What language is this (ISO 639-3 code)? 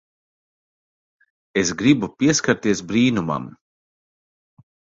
lav